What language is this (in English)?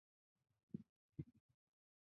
Chinese